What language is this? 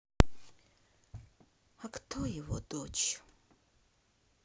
Russian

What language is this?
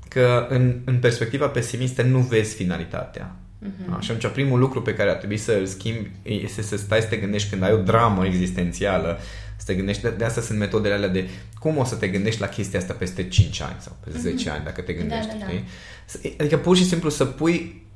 Romanian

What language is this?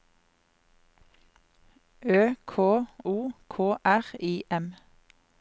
Norwegian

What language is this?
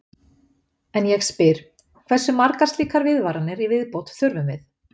Icelandic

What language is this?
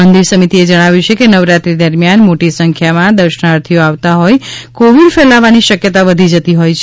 Gujarati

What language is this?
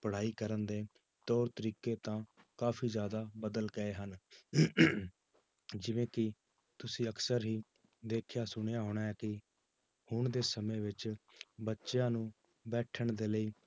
Punjabi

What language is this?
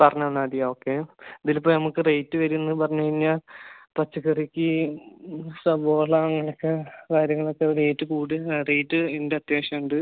Malayalam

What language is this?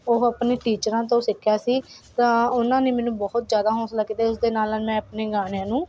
Punjabi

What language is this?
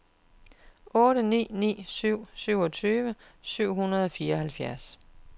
Danish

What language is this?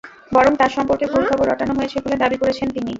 Bangla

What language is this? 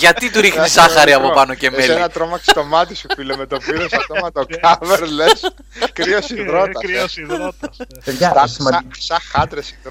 Greek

